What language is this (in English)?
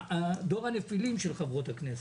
Hebrew